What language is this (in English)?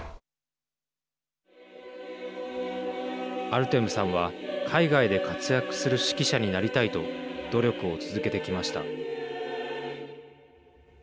Japanese